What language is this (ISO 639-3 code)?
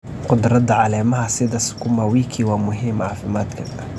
som